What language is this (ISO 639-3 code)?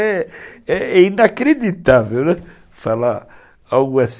por